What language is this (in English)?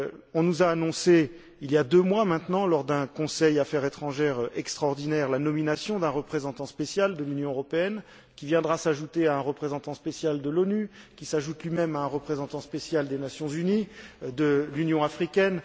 French